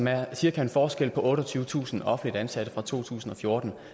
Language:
Danish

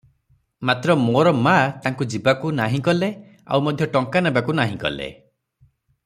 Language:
Odia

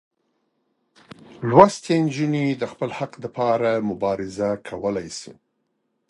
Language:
Pashto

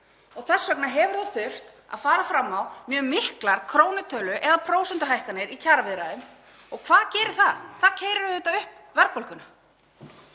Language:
Icelandic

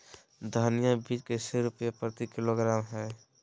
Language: Magahi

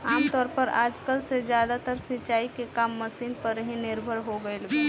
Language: Bhojpuri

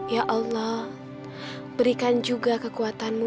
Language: Indonesian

